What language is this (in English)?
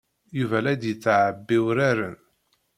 Kabyle